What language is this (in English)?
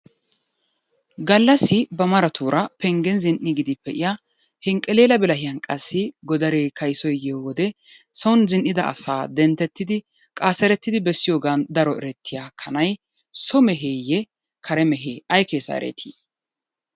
Wolaytta